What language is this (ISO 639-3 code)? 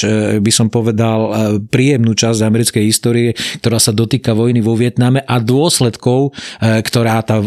slk